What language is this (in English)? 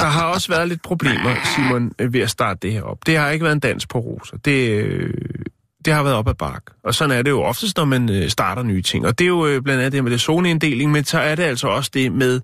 Danish